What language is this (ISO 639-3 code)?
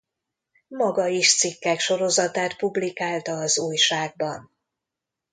hun